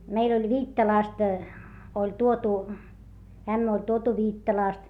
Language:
Finnish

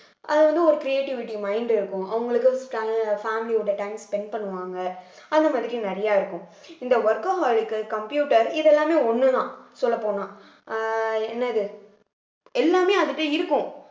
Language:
Tamil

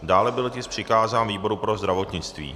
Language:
Czech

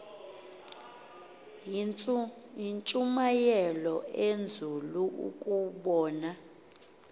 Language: Xhosa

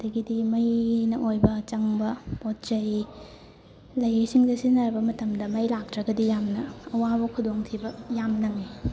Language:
Manipuri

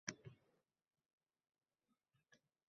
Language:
Uzbek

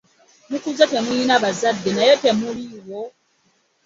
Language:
Ganda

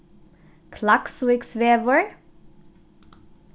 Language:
Faroese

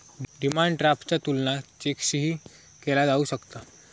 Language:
Marathi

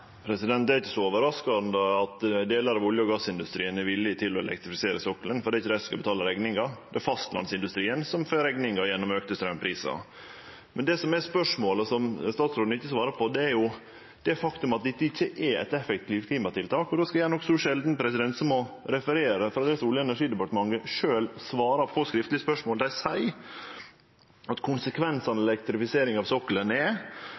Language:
Norwegian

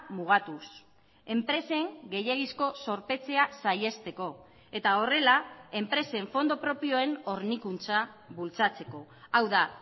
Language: Basque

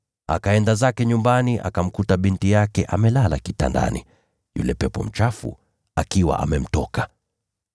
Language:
Swahili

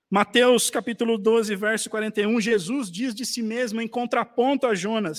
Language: Portuguese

